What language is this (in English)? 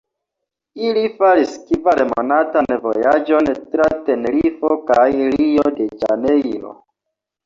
Esperanto